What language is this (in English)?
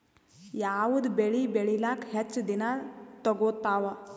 Kannada